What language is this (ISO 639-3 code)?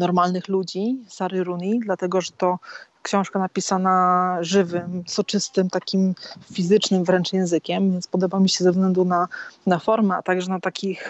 pol